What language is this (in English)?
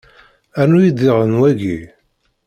Kabyle